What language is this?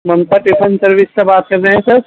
Urdu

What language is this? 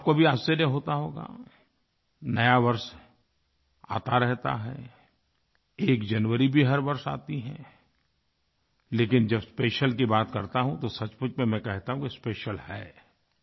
Hindi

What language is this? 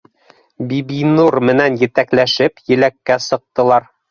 Bashkir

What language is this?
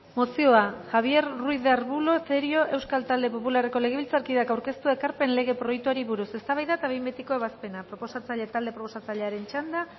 Basque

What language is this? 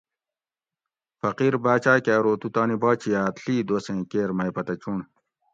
Gawri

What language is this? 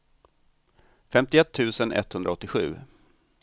Swedish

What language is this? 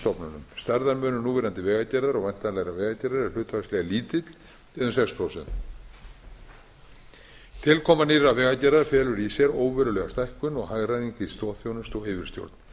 Icelandic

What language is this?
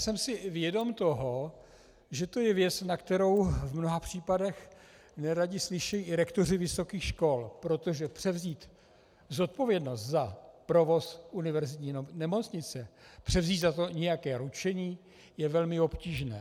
Czech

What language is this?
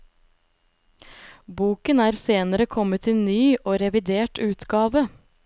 Norwegian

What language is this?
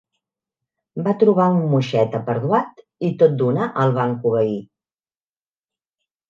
Catalan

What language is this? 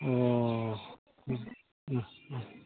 Bodo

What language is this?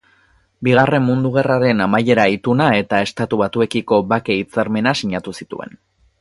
Basque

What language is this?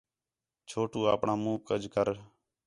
Khetrani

